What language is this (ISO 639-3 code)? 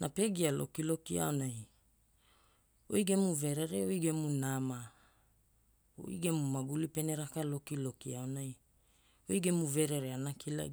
hul